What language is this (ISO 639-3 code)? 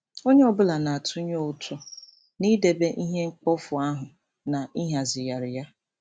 ibo